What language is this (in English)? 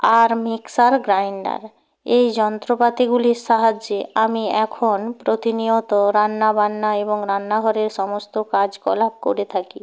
Bangla